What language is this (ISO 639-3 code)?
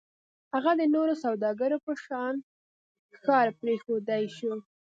pus